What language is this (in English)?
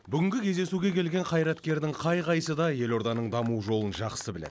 Kazakh